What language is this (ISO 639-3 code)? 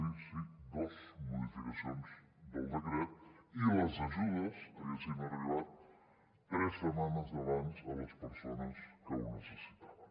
cat